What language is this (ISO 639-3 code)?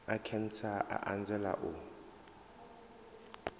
ven